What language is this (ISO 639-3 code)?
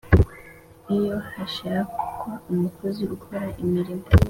kin